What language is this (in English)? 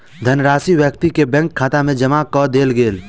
Maithili